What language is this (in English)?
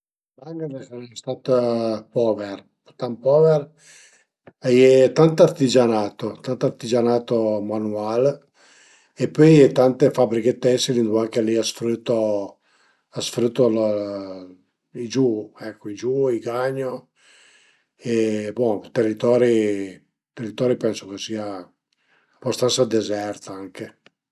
Piedmontese